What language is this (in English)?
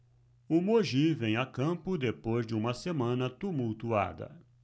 Portuguese